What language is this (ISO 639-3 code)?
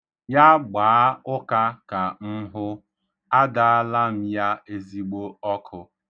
ibo